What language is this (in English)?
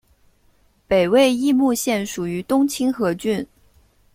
Chinese